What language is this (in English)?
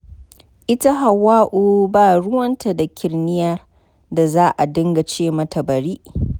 Hausa